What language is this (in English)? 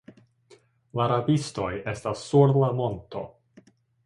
Esperanto